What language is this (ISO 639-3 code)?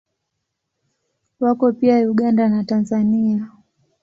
swa